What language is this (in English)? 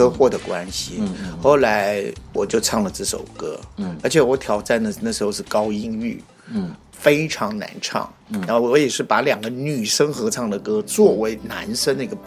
Chinese